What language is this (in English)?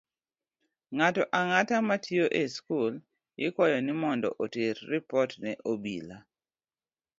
Luo (Kenya and Tanzania)